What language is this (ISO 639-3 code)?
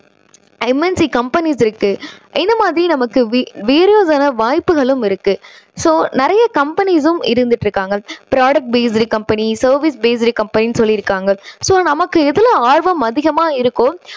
tam